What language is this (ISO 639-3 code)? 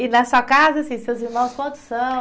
por